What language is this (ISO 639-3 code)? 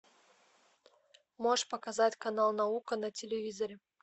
rus